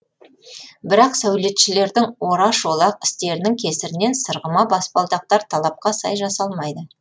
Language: Kazakh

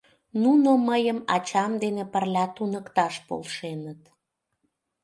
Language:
Mari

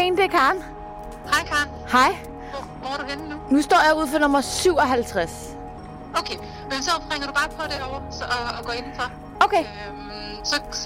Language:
Danish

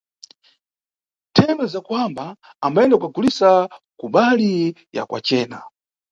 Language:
Nyungwe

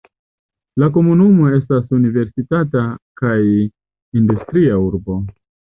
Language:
Esperanto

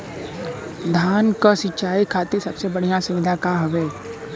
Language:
Bhojpuri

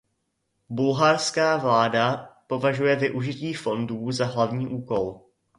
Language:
Czech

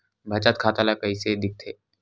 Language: Chhattisgarhi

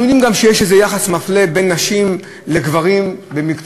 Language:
Hebrew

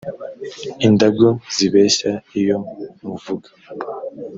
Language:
Kinyarwanda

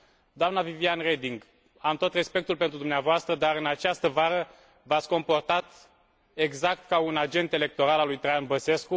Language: Romanian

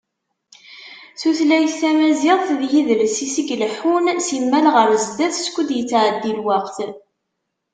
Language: Kabyle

